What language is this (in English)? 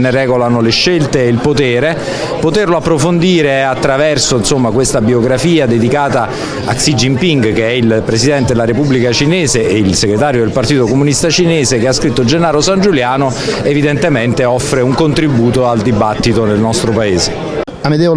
Italian